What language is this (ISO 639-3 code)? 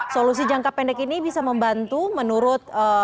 ind